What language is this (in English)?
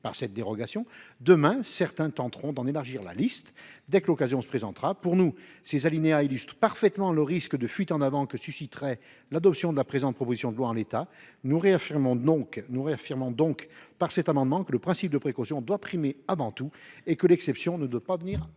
French